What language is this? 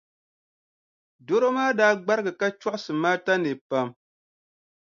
Dagbani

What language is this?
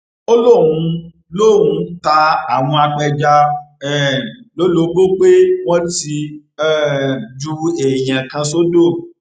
Yoruba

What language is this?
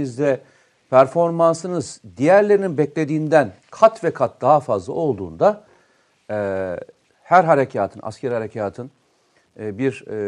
Turkish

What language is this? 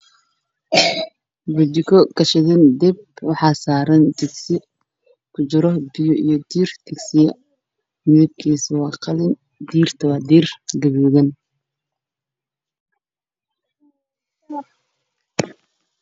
Somali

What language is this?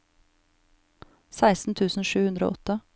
Norwegian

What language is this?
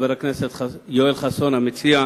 Hebrew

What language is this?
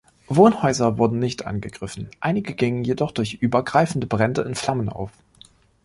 German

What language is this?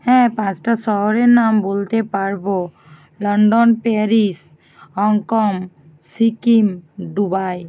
Bangla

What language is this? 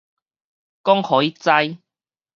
Min Nan Chinese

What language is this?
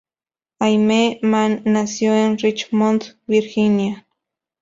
Spanish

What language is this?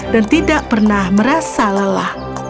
Indonesian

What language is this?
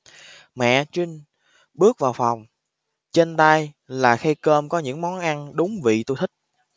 Vietnamese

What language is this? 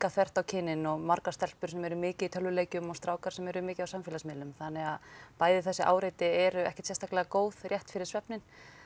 Icelandic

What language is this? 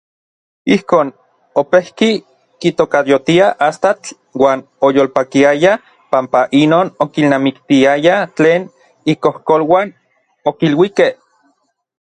Orizaba Nahuatl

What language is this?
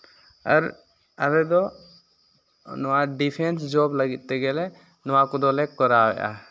Santali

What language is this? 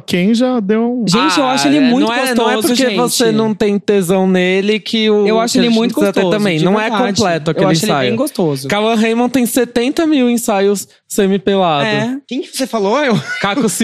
Portuguese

